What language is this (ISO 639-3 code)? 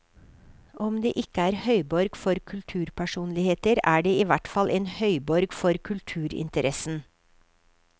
nor